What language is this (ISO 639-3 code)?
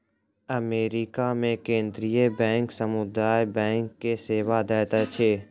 mai